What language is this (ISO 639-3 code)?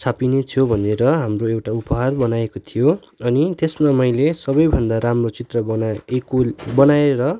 nep